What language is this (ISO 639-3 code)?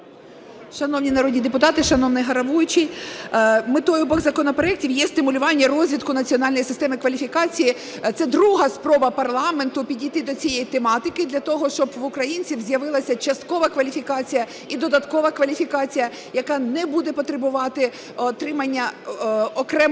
ukr